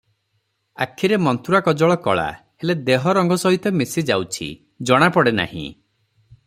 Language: Odia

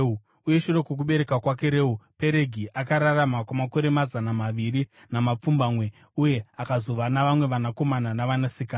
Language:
Shona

